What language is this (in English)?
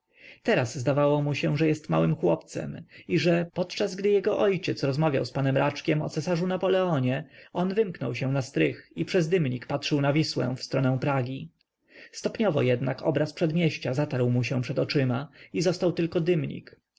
Polish